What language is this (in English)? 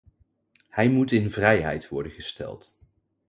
Dutch